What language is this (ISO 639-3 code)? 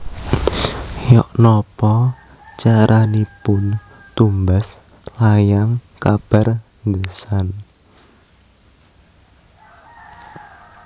jav